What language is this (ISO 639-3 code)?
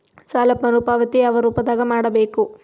kan